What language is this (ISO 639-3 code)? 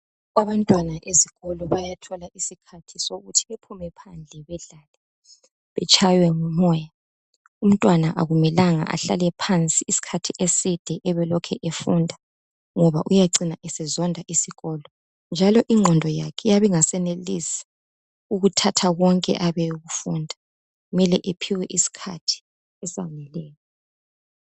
nde